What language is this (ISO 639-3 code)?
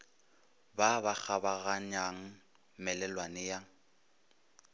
nso